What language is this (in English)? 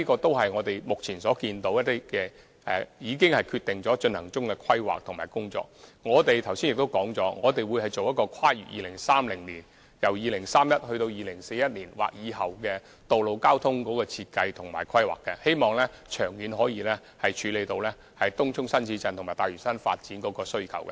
Cantonese